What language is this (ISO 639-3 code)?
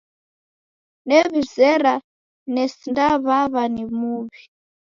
dav